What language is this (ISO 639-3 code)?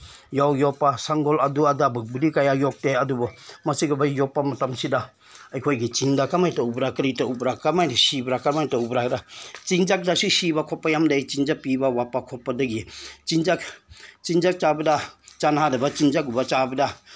mni